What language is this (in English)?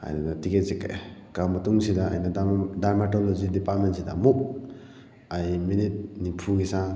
Manipuri